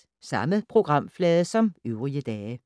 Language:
Danish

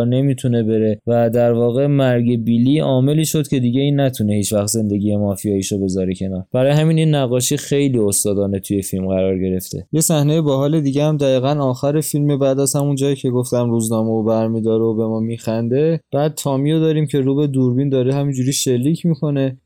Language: Persian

